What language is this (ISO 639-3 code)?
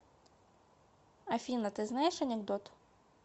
rus